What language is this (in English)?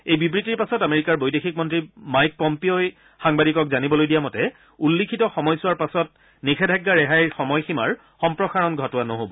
Assamese